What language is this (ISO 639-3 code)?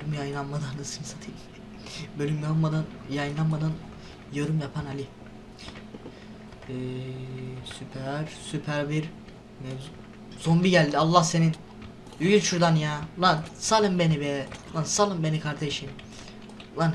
tur